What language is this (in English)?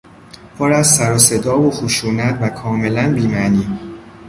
Persian